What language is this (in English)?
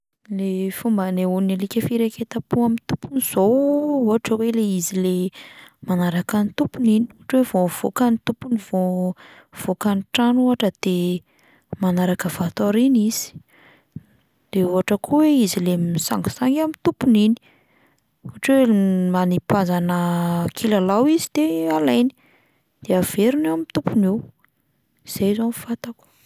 Malagasy